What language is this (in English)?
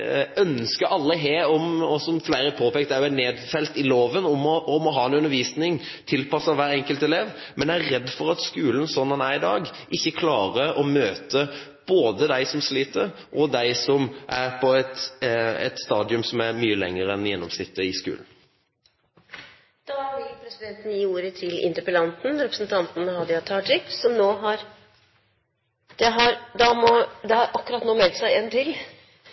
Norwegian